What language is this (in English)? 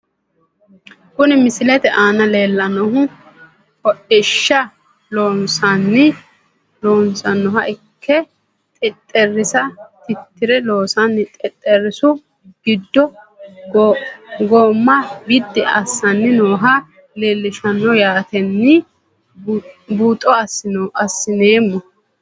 Sidamo